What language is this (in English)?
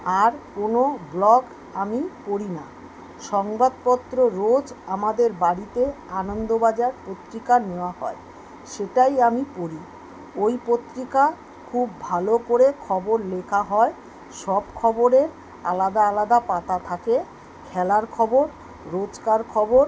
Bangla